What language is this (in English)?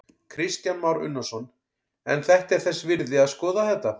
Icelandic